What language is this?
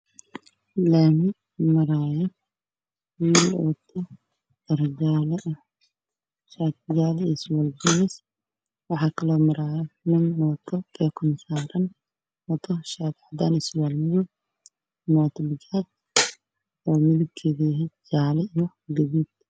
Somali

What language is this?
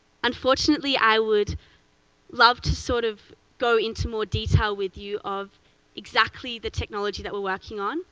English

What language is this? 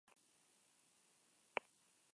Basque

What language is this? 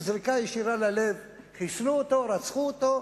Hebrew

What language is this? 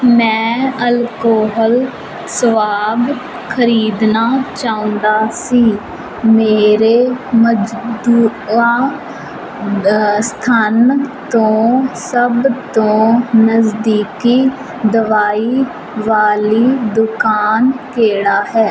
Punjabi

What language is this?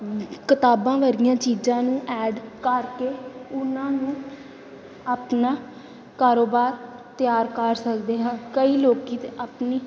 Punjabi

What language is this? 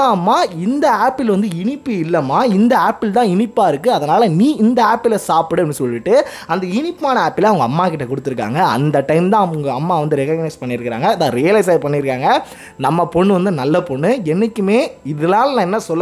Tamil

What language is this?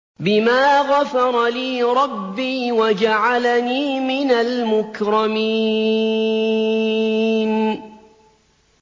Arabic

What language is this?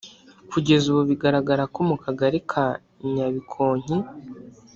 Kinyarwanda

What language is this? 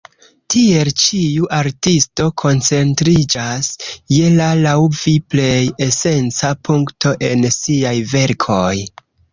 Esperanto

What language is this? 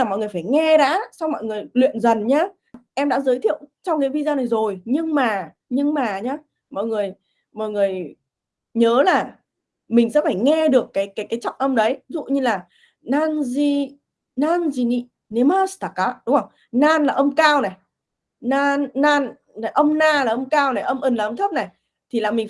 Vietnamese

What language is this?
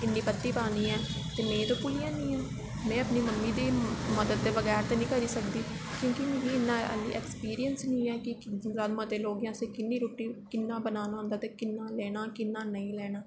Dogri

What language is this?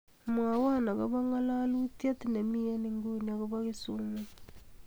Kalenjin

